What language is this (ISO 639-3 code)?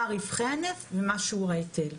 heb